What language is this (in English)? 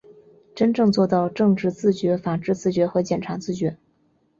Chinese